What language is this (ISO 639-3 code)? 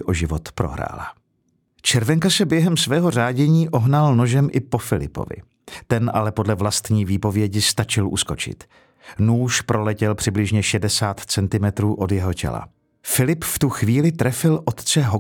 ces